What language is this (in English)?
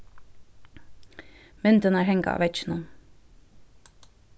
Faroese